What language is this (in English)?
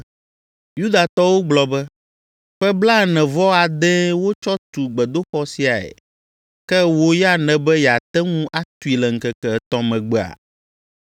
Ewe